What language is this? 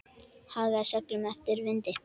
Icelandic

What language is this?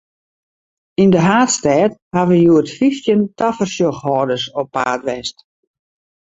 Western Frisian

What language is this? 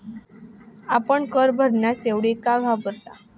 Marathi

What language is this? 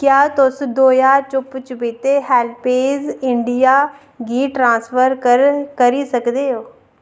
Dogri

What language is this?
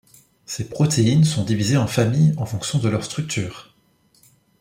French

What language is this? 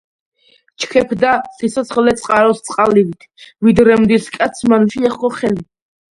Georgian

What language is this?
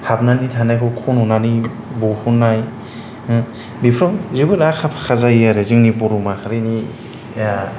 Bodo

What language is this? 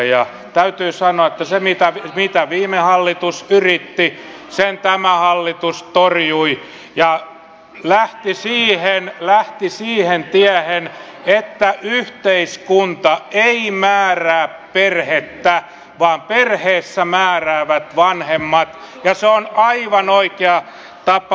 Finnish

